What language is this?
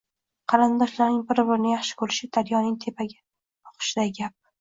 Uzbek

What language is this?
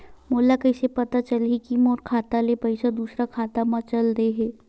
Chhattisgarhi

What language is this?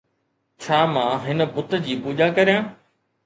Sindhi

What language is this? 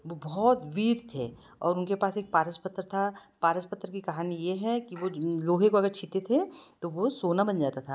Hindi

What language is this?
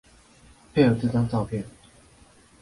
Chinese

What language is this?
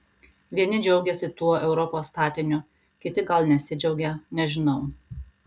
Lithuanian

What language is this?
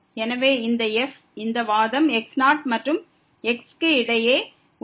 Tamil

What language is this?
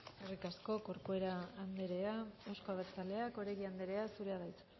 Basque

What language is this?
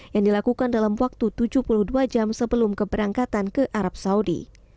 Indonesian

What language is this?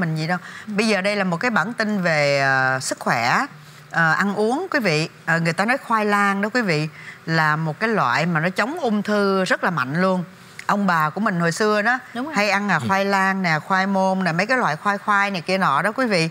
Vietnamese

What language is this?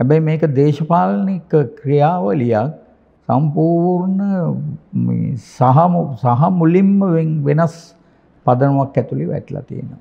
Indonesian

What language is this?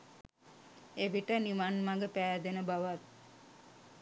Sinhala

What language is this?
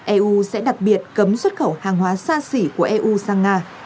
Vietnamese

